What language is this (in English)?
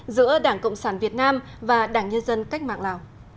Vietnamese